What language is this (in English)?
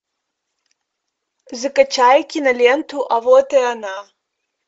Russian